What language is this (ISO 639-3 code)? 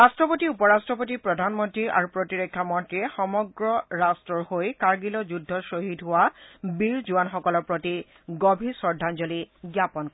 asm